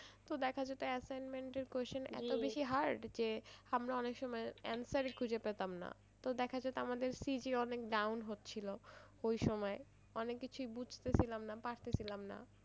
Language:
Bangla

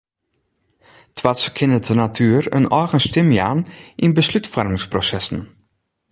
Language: Western Frisian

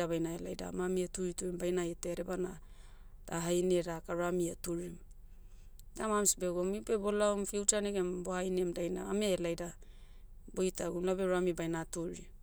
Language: Motu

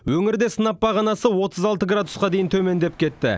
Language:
Kazakh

